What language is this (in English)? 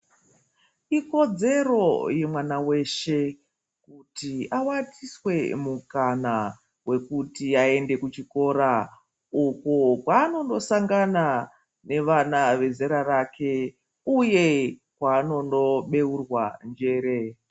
Ndau